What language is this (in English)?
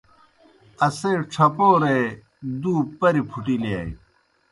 Kohistani Shina